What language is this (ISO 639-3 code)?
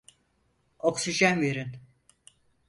tur